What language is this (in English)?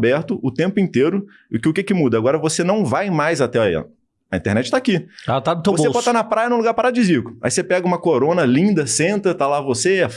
Portuguese